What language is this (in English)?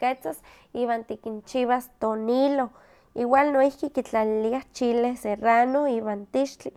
Huaxcaleca Nahuatl